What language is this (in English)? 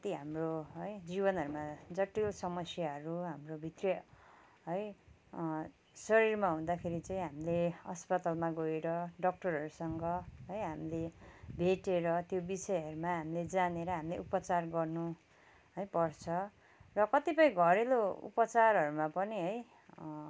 Nepali